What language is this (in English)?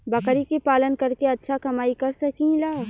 Bhojpuri